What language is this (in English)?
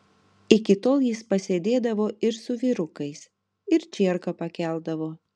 Lithuanian